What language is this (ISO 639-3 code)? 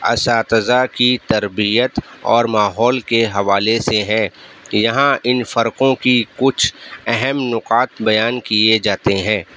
urd